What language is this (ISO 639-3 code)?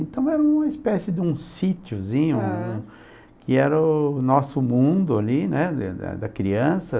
por